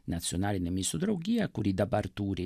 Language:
Lithuanian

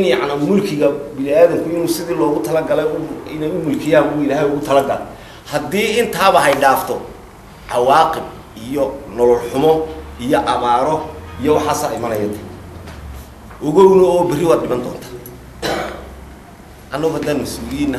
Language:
Arabic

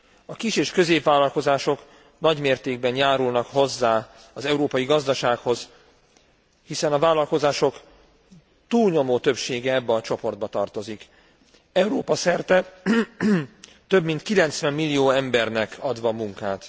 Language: Hungarian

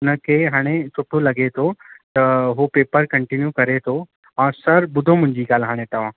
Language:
Sindhi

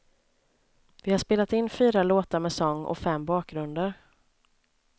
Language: Swedish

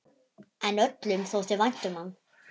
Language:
Icelandic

